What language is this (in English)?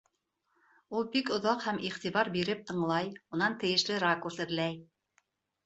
Bashkir